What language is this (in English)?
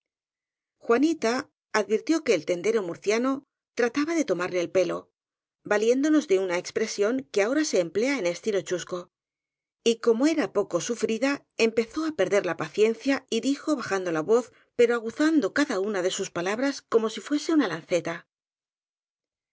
Spanish